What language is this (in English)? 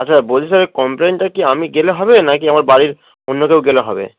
Bangla